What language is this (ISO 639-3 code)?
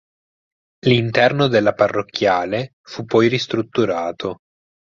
ita